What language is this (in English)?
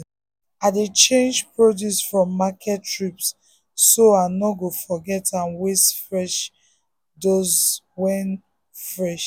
Nigerian Pidgin